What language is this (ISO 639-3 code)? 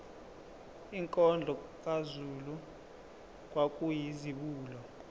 zul